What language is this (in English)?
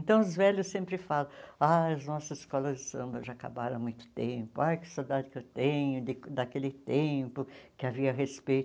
Portuguese